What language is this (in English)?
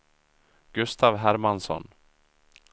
Swedish